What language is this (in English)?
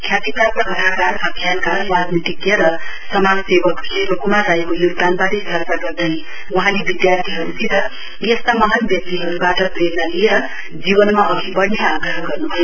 Nepali